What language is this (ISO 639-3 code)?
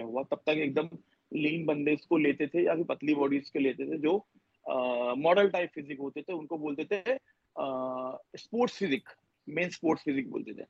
urd